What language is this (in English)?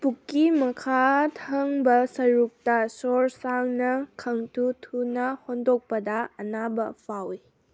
Manipuri